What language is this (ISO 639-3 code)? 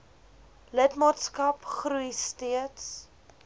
afr